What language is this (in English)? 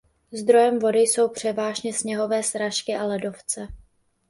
Czech